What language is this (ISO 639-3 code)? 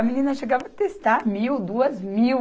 por